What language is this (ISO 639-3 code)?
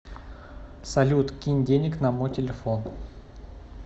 rus